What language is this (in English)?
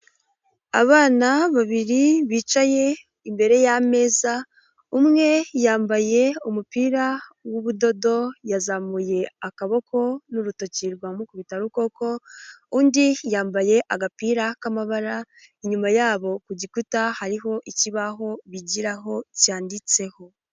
Kinyarwanda